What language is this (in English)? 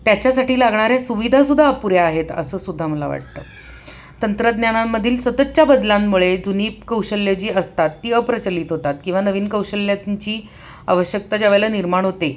Marathi